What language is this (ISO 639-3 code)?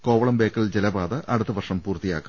mal